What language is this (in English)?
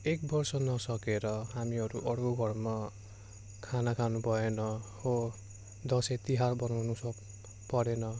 Nepali